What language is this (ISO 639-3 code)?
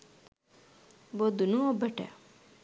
sin